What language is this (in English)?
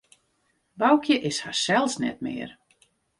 Western Frisian